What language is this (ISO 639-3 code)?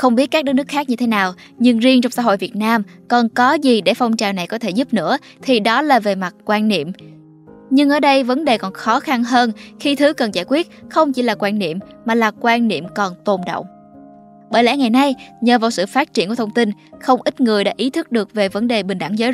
vie